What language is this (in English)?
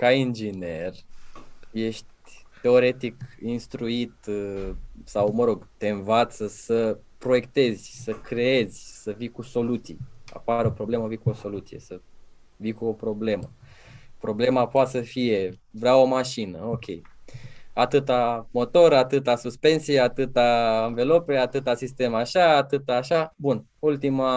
Romanian